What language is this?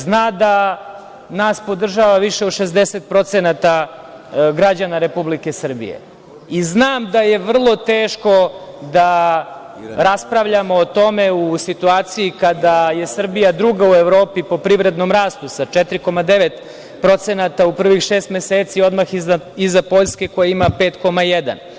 Serbian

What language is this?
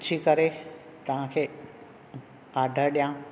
Sindhi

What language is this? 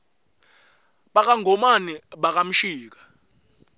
Swati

